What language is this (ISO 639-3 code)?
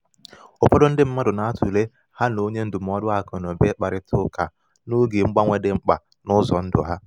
ibo